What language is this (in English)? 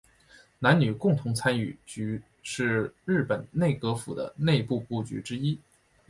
Chinese